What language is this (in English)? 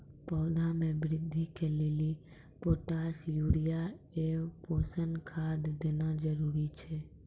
Maithili